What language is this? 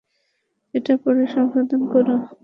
Bangla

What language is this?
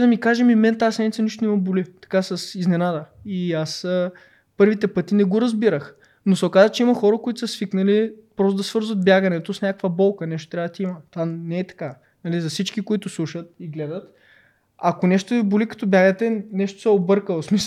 Bulgarian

